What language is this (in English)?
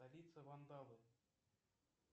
Russian